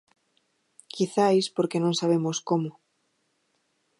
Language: Galician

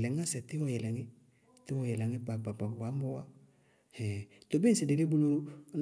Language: Bago-Kusuntu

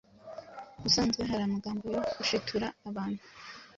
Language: Kinyarwanda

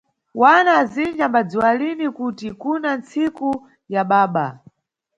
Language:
Nyungwe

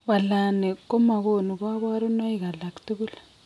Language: Kalenjin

